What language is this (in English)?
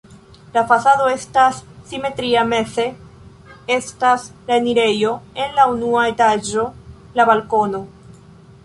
Esperanto